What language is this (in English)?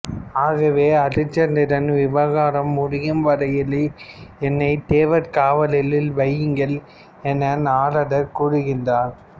Tamil